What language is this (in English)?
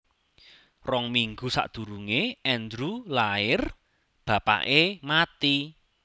Javanese